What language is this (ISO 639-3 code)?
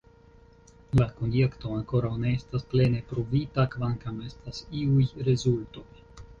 epo